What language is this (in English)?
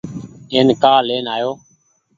Goaria